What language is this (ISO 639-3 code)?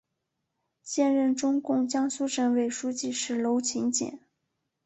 zho